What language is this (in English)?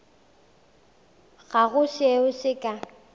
Northern Sotho